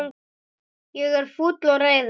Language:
Icelandic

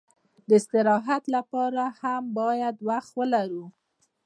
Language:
Pashto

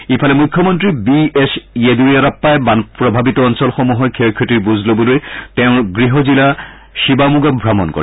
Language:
Assamese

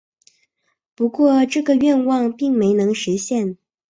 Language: Chinese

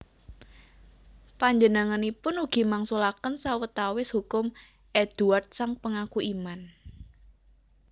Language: Javanese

